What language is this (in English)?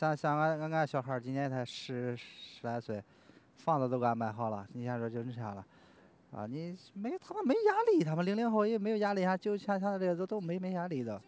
Chinese